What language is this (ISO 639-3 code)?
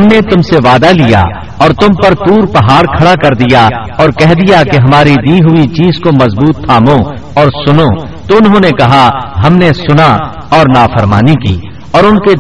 urd